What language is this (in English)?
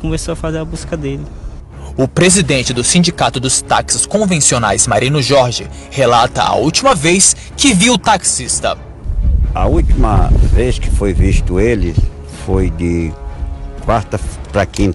Portuguese